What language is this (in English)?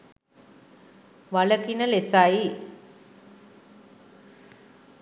Sinhala